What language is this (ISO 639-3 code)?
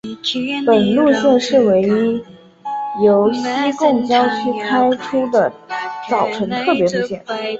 zho